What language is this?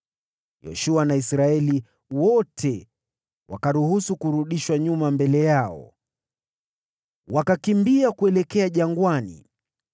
Swahili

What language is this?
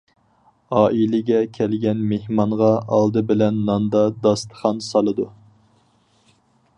Uyghur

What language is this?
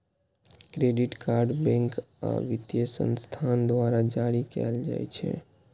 Maithili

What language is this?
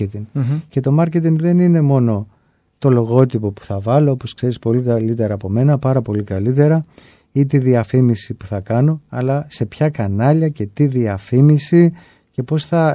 Greek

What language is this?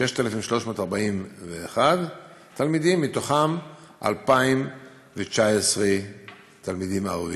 Hebrew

